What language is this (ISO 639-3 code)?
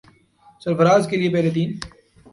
urd